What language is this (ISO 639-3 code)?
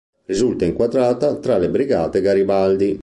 ita